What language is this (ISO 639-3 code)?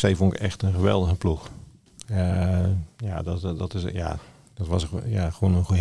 nld